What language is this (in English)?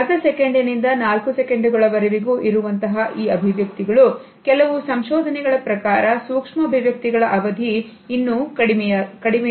Kannada